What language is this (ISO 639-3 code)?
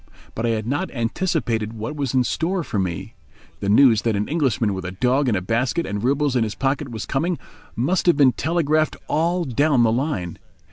eng